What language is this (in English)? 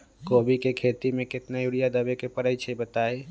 Magahi